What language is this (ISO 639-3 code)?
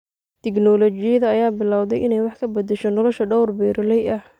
som